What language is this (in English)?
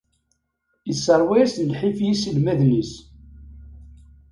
Kabyle